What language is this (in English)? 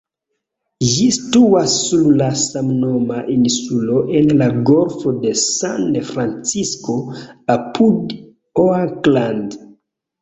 Esperanto